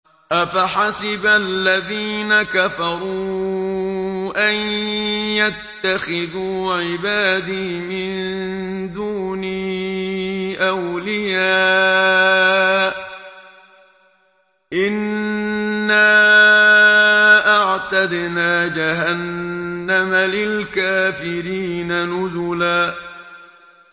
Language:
Arabic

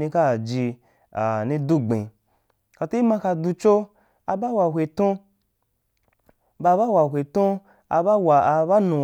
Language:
Wapan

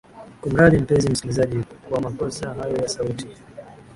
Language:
Swahili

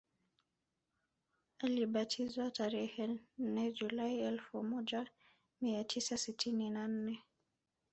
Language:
Swahili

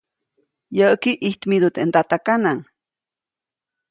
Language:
Copainalá Zoque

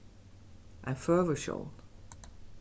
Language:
Faroese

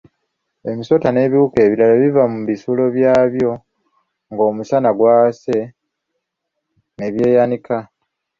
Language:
Ganda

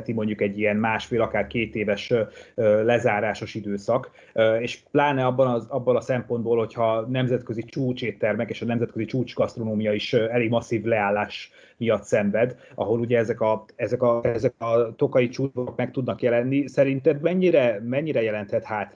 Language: Hungarian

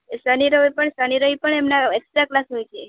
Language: Gujarati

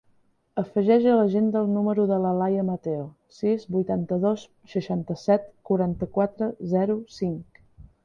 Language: Catalan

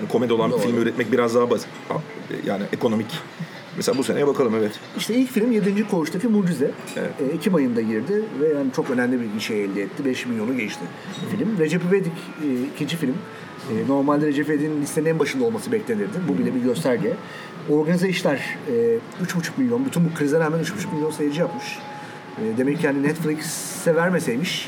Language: Turkish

